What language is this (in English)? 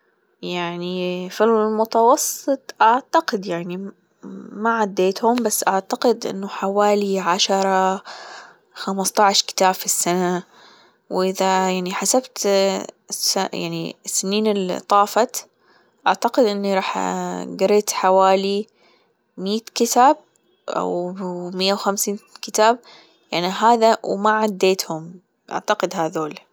Gulf Arabic